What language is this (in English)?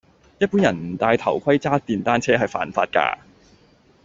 Cantonese